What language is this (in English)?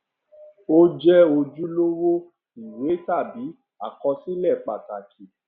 Yoruba